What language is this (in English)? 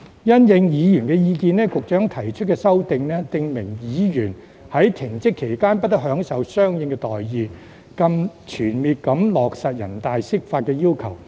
Cantonese